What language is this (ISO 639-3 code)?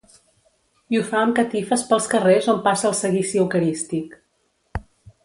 cat